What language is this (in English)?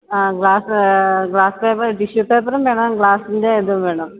Malayalam